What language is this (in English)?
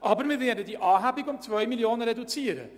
Swiss German